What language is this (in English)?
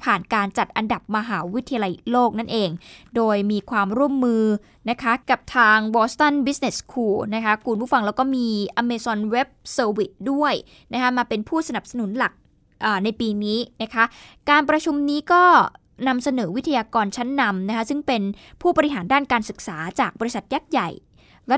Thai